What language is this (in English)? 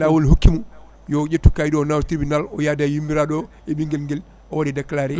Fula